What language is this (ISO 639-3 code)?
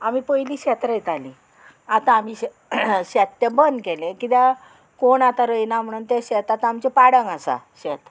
kok